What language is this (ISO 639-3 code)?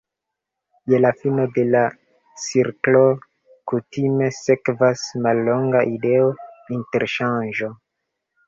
epo